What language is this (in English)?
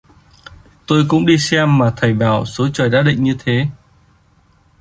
Vietnamese